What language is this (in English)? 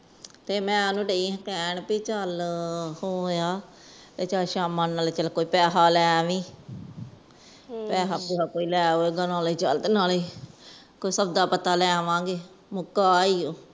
Punjabi